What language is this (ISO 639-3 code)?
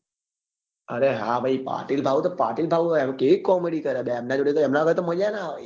guj